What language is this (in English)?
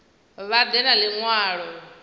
Venda